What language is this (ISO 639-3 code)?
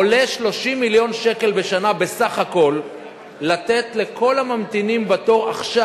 heb